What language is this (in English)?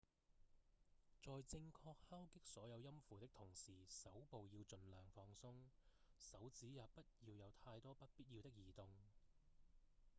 Cantonese